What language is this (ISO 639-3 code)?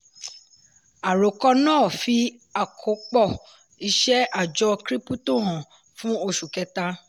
yor